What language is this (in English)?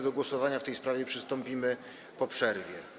Polish